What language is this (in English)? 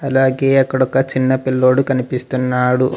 Telugu